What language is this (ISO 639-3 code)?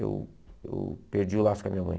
por